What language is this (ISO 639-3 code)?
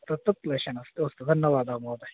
san